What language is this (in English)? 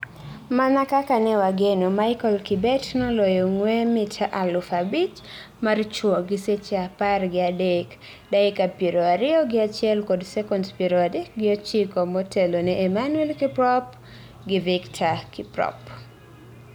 Luo (Kenya and Tanzania)